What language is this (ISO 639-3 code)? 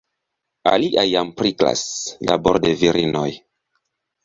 epo